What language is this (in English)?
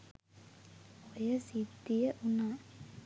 Sinhala